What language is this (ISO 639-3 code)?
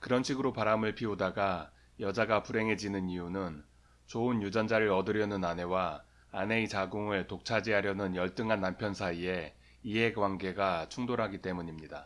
kor